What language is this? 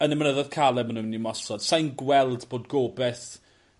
Welsh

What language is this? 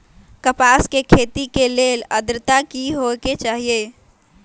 Magahi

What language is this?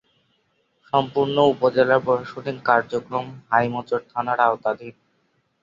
Bangla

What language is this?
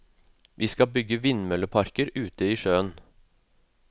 Norwegian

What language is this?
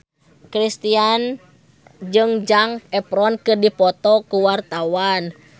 Sundanese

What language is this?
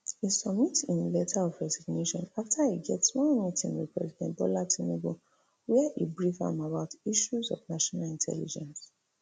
Nigerian Pidgin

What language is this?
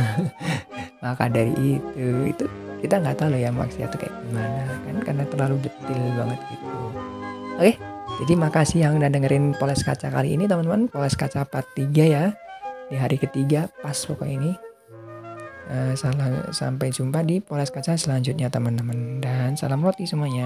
Indonesian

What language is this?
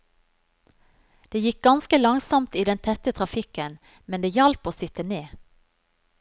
Norwegian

